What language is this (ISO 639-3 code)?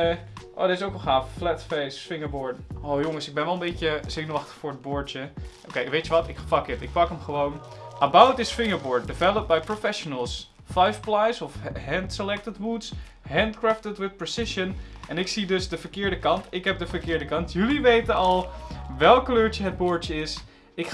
nld